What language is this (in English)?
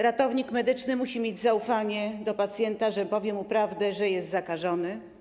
Polish